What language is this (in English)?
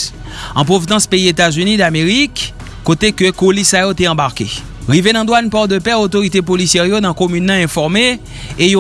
French